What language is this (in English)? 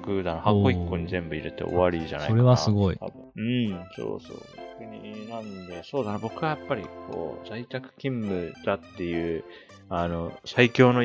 Japanese